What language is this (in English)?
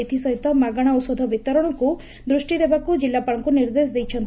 Odia